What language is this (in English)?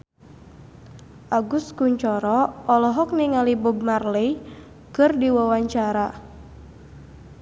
Sundanese